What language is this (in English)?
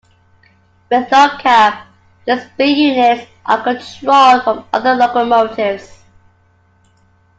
English